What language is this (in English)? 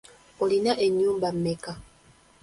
Ganda